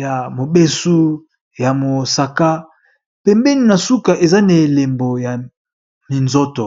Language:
Lingala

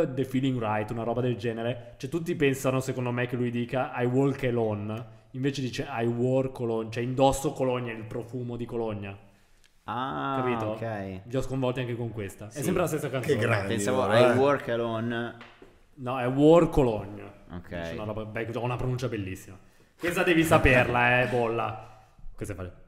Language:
Italian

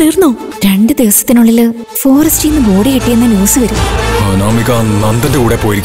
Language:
Malayalam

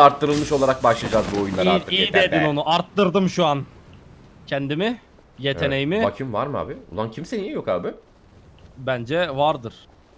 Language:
Turkish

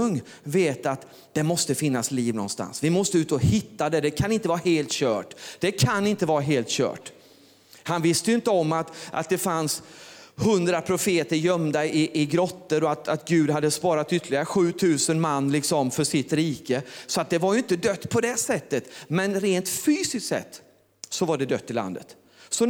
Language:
Swedish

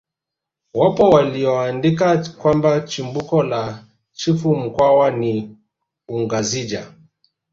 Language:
Swahili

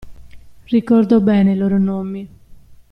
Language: Italian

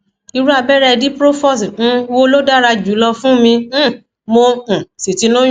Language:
Yoruba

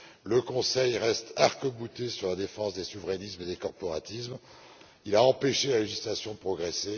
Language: French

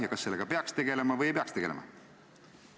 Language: Estonian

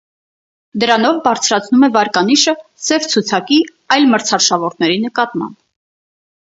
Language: Armenian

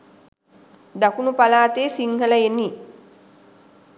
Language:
Sinhala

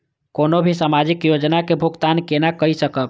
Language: Maithili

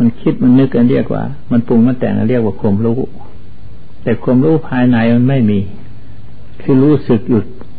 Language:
Thai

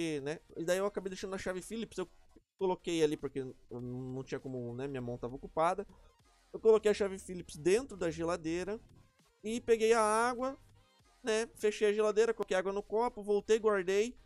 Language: Portuguese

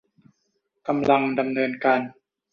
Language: Thai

